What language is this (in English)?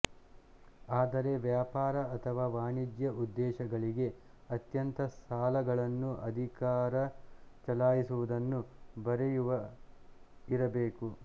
Kannada